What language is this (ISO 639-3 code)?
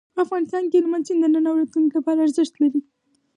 pus